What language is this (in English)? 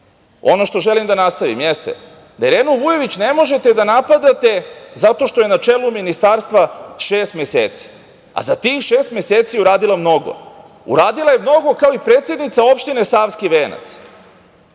Serbian